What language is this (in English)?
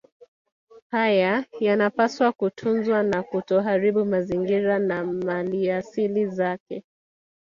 Swahili